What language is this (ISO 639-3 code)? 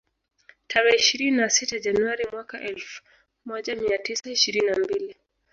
swa